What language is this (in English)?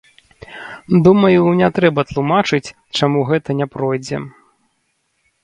Belarusian